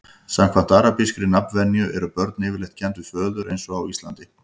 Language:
Icelandic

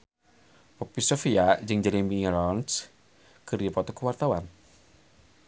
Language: Sundanese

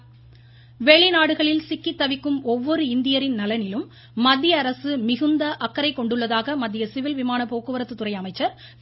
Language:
Tamil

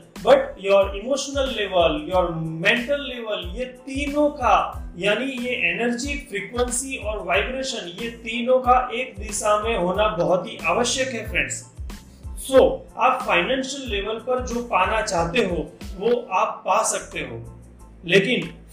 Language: Hindi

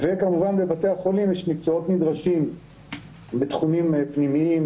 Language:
Hebrew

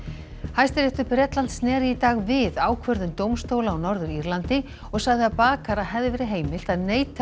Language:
Icelandic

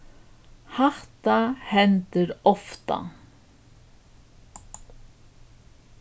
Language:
Faroese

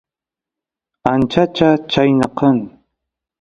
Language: Santiago del Estero Quichua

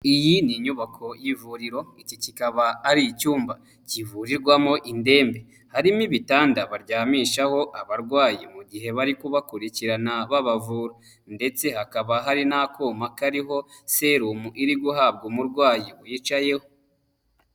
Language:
Kinyarwanda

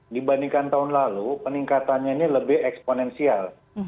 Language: Indonesian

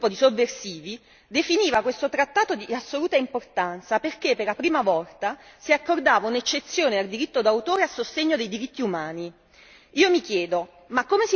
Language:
Italian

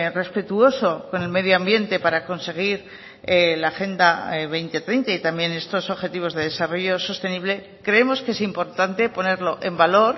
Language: Spanish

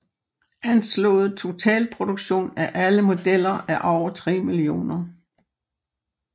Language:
Danish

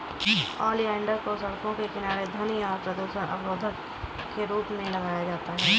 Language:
Hindi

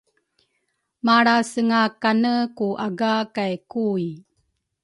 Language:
Rukai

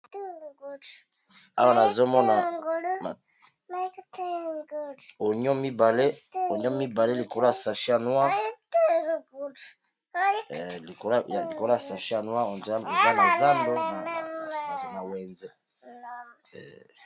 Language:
Lingala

